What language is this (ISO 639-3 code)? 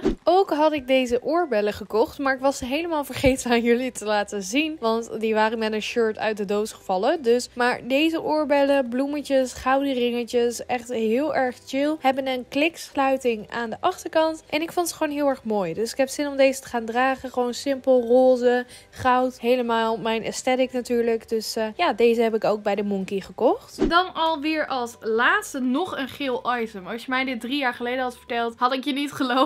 nld